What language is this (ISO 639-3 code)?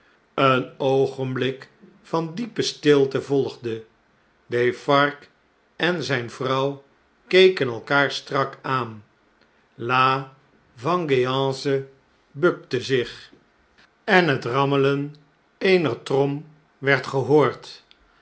nld